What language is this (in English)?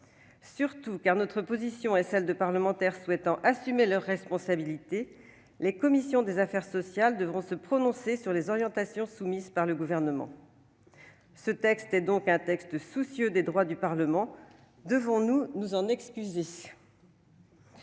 French